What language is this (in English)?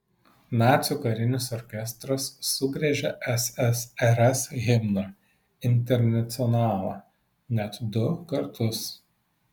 Lithuanian